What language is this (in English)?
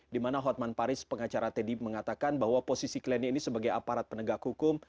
Indonesian